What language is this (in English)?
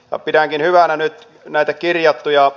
Finnish